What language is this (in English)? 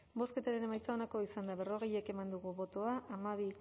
Basque